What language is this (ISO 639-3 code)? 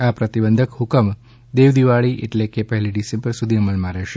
guj